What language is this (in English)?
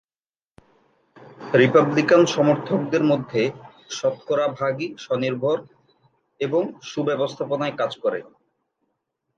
Bangla